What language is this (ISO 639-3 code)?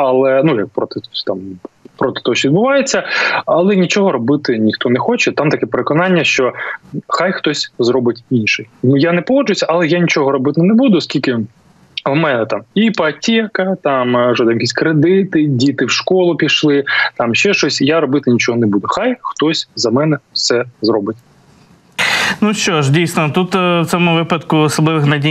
ukr